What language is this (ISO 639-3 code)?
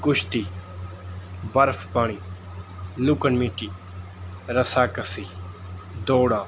pan